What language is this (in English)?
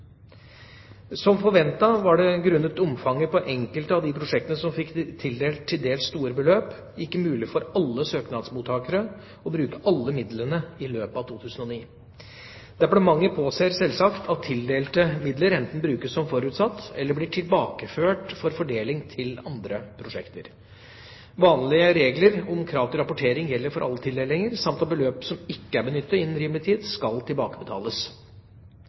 Norwegian Bokmål